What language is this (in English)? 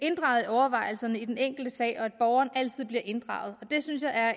Danish